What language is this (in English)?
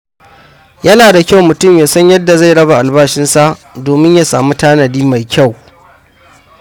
Hausa